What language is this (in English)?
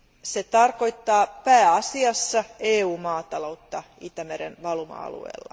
Finnish